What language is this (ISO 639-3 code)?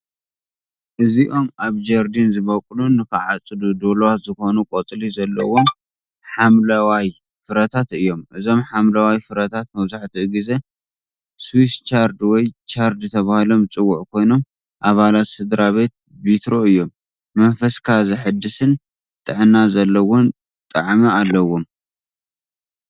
tir